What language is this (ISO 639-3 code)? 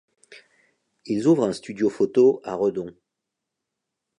fra